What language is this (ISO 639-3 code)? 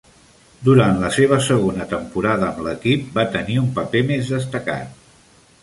cat